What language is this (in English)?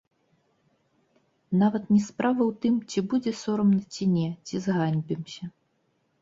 Belarusian